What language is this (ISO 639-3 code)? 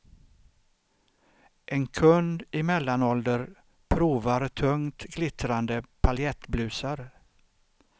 swe